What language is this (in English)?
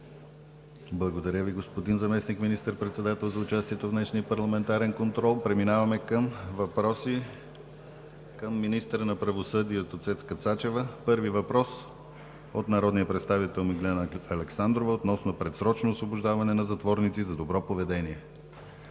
Bulgarian